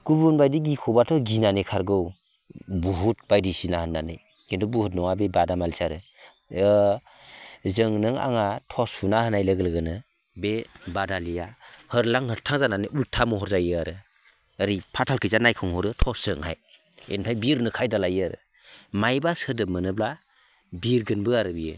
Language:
Bodo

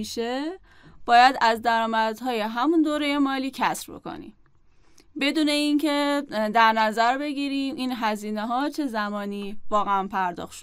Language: Persian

